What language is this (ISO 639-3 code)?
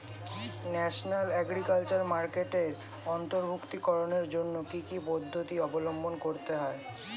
ben